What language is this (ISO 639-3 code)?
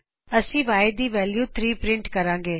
pan